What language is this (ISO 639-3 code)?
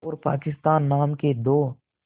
hin